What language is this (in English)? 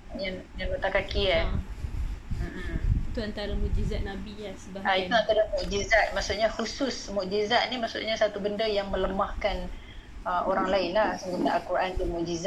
Malay